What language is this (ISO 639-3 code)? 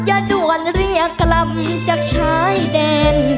tha